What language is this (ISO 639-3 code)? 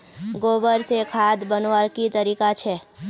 mag